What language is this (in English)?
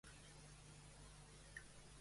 Catalan